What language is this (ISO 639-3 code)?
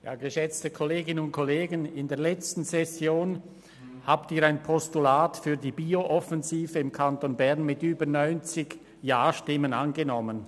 gsw